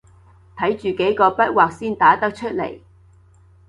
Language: Cantonese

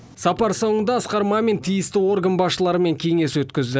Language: Kazakh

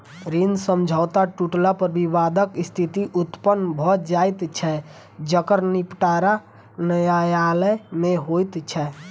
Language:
Maithili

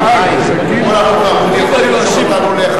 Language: Hebrew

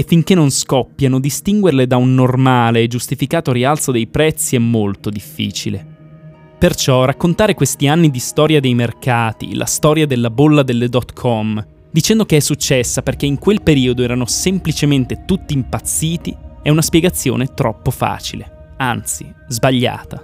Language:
Italian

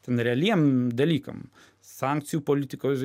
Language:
Lithuanian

